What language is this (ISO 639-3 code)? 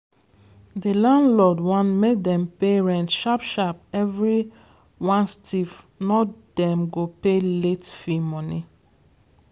pcm